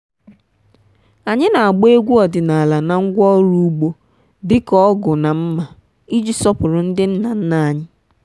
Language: Igbo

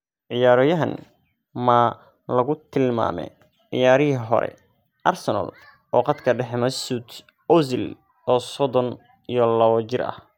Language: Somali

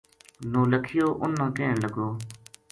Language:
Gujari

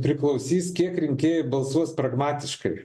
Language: Lithuanian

